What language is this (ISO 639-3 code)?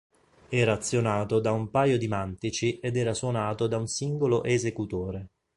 ita